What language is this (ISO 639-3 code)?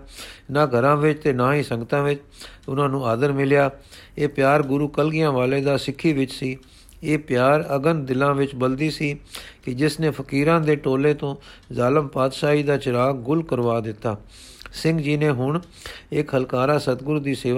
pan